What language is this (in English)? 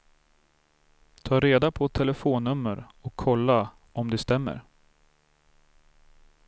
Swedish